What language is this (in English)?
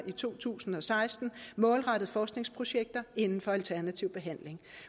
Danish